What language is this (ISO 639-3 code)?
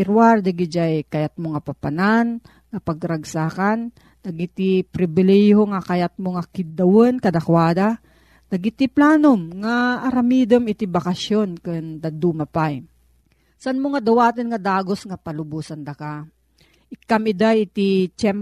fil